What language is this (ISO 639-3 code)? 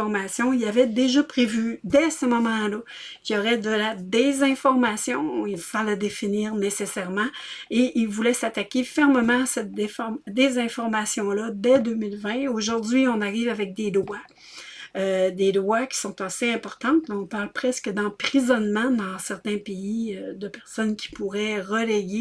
fra